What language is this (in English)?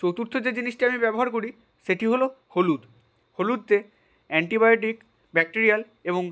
Bangla